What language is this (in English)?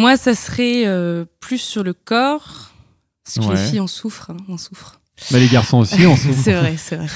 French